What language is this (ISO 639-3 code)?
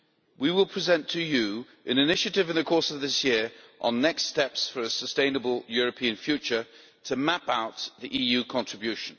eng